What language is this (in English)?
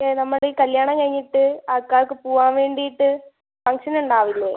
Malayalam